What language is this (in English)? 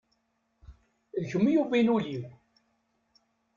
Kabyle